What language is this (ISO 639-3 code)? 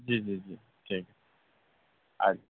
urd